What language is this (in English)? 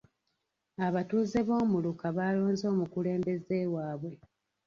Ganda